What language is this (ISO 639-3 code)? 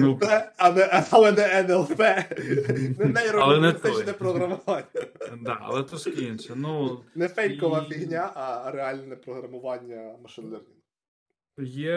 ukr